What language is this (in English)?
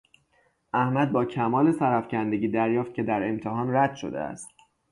Persian